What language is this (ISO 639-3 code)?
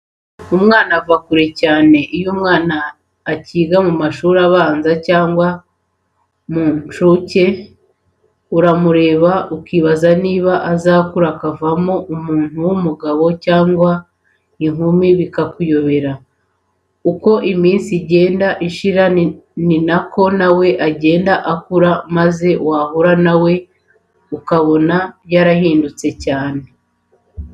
kin